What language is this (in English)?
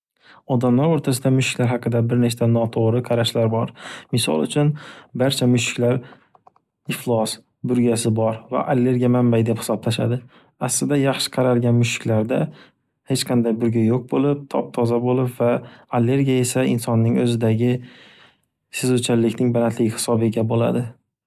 Uzbek